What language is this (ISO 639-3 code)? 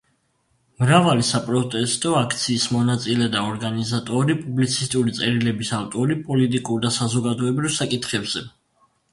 kat